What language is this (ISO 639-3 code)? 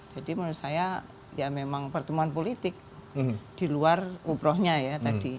ind